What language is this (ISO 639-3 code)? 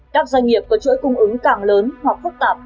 vie